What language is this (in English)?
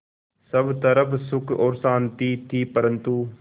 Hindi